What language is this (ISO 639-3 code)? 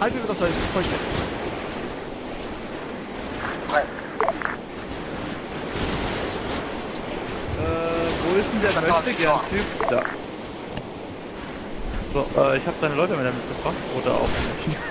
deu